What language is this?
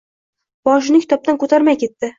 Uzbek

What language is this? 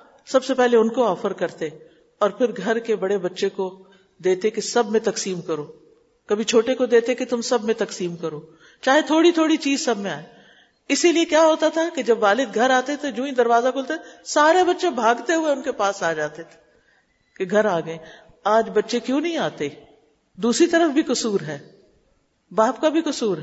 Urdu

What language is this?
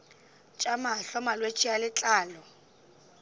Northern Sotho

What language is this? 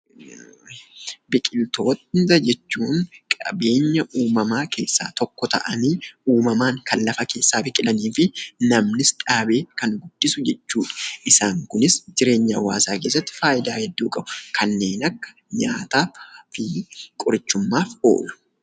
Oromo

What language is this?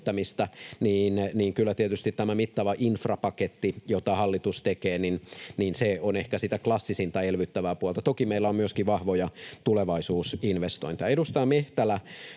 Finnish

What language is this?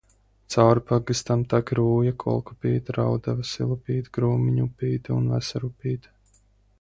Latvian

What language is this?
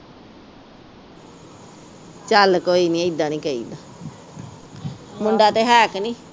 Punjabi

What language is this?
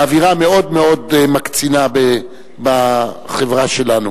Hebrew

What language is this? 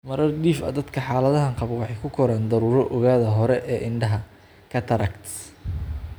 Somali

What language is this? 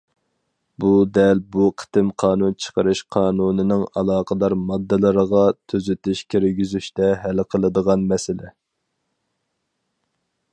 Uyghur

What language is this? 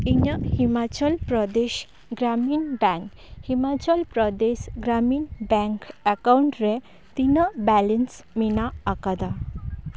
Santali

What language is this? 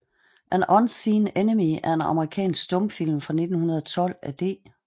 Danish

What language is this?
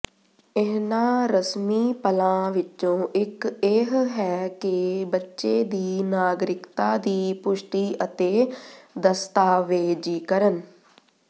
Punjabi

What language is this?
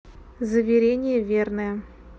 Russian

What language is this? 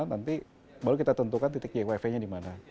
Indonesian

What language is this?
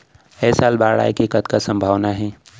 Chhattisgarhi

